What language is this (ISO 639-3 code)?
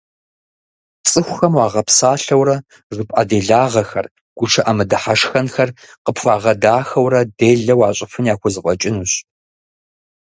kbd